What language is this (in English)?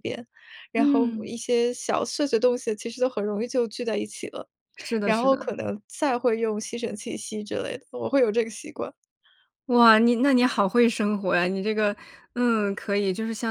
Chinese